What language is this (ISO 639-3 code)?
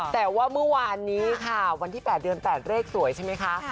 tha